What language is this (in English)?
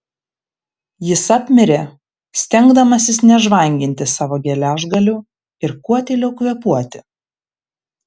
Lithuanian